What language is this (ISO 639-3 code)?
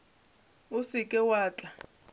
nso